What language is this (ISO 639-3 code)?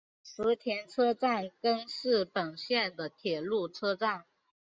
zho